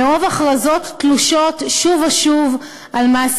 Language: Hebrew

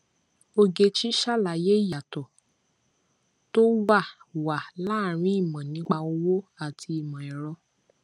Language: Yoruba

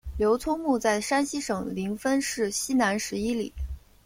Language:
Chinese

